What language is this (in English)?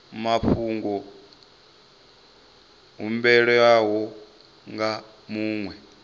Venda